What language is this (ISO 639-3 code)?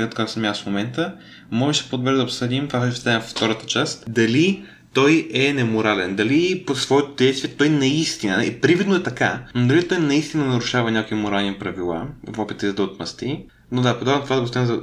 bul